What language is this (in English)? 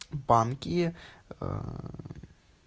Russian